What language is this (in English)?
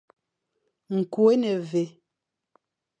Fang